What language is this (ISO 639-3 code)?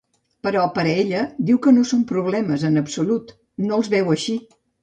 cat